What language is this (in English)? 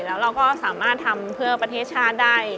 Thai